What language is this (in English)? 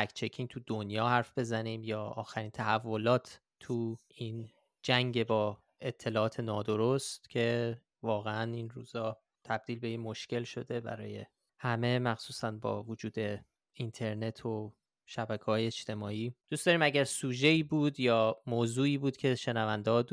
Persian